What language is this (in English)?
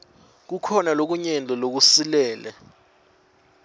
Swati